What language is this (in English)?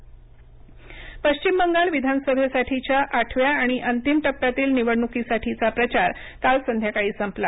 Marathi